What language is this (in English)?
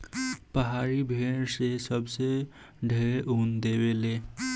Bhojpuri